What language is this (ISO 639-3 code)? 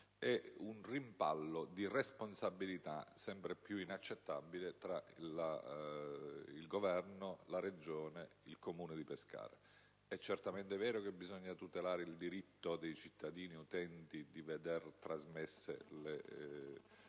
ita